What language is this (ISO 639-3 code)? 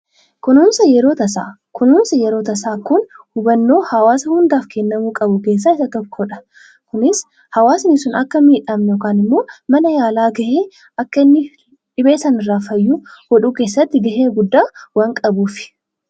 orm